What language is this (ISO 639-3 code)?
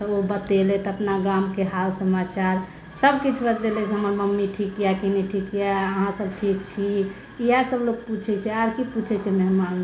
mai